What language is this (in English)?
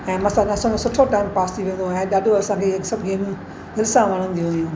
Sindhi